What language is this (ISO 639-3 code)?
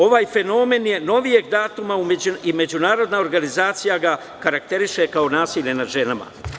srp